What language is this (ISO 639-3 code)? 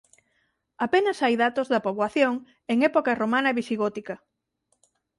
glg